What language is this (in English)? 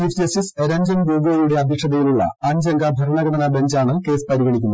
Malayalam